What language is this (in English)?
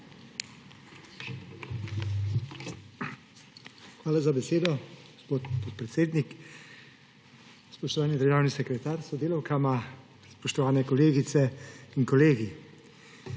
Slovenian